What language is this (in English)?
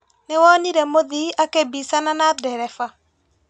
Kikuyu